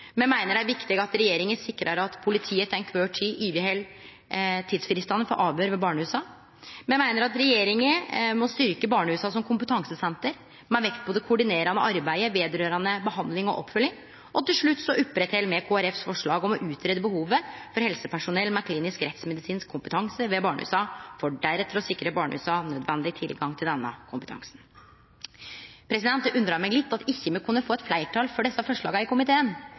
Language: Norwegian Nynorsk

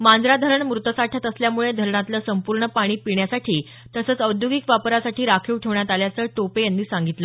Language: Marathi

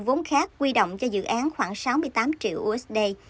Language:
Vietnamese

